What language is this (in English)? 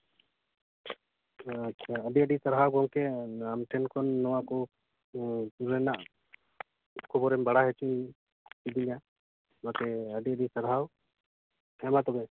Santali